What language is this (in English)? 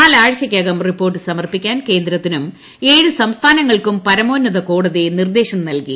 Malayalam